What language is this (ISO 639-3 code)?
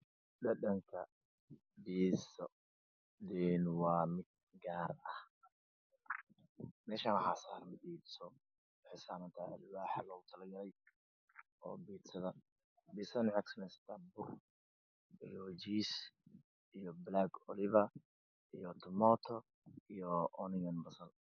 som